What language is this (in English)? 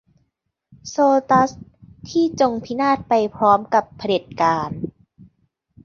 Thai